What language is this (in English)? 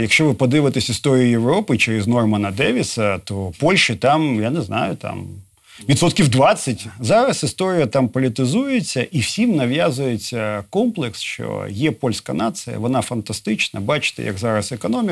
Ukrainian